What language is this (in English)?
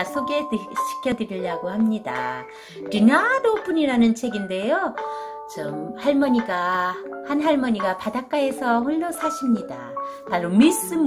Korean